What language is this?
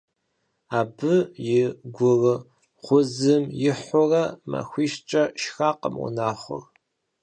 Kabardian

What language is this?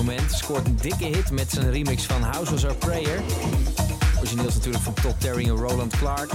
Dutch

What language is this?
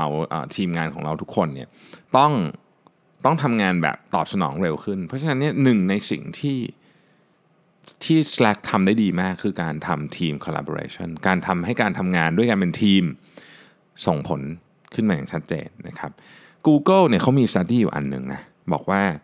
Thai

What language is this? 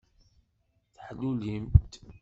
Kabyle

